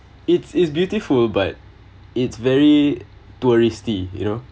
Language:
English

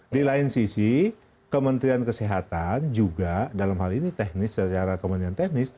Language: Indonesian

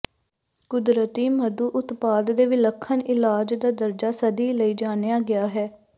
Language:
Punjabi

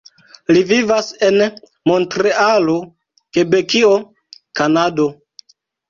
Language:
Esperanto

